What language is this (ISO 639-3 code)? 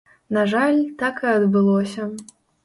bel